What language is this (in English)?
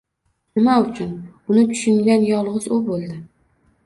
Uzbek